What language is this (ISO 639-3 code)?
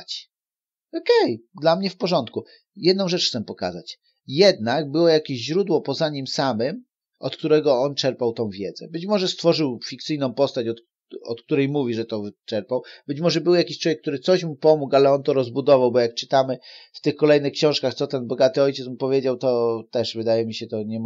pol